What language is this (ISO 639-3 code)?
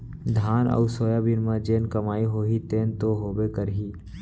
hne